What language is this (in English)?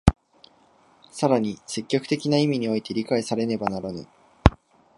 Japanese